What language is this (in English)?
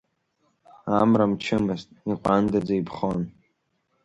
Abkhazian